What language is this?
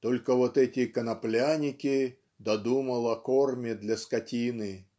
Russian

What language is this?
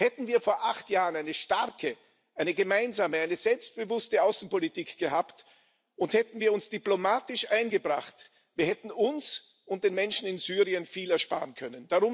German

